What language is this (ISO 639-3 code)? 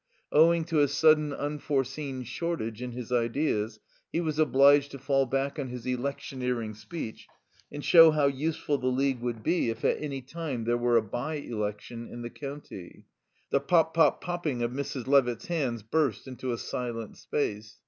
eng